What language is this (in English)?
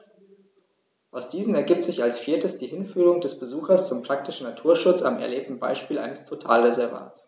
German